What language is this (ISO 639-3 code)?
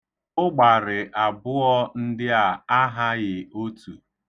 ibo